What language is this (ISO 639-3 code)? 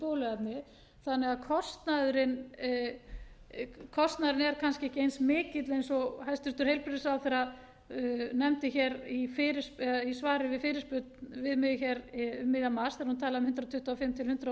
isl